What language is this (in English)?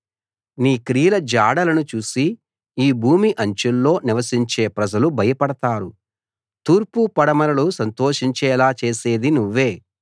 Telugu